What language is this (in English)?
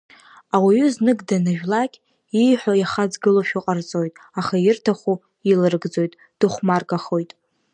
Abkhazian